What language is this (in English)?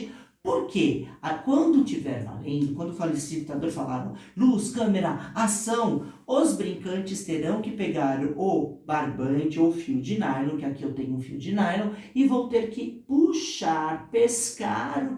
Portuguese